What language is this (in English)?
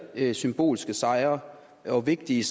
Danish